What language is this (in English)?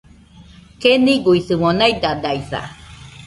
Nüpode Huitoto